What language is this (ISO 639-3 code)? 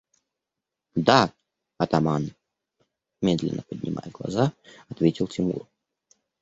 rus